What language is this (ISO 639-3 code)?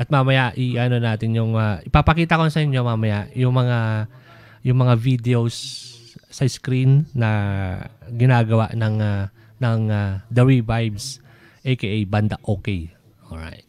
fil